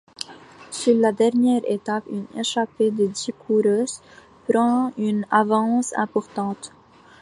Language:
French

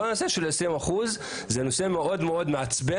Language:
Hebrew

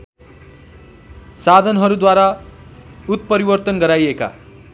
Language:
Nepali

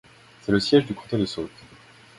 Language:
French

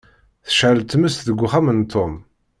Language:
Kabyle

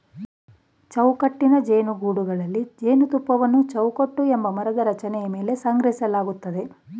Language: Kannada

